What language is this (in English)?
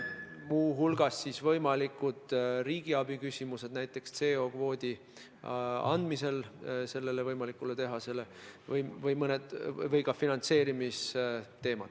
Estonian